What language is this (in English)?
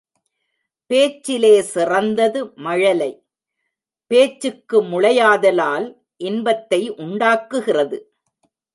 Tamil